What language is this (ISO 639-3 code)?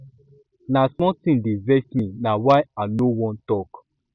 pcm